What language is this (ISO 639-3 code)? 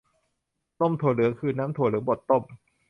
tha